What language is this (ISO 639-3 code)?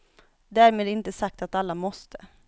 swe